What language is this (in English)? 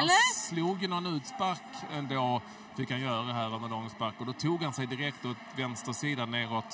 Swedish